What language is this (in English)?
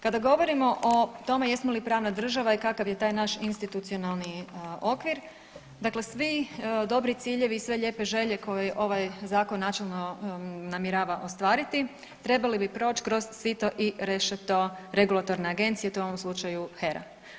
Croatian